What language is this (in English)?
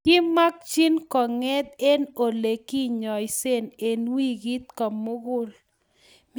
Kalenjin